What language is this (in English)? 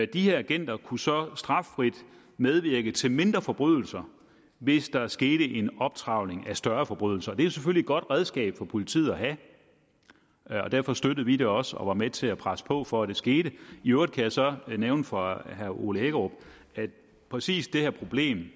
Danish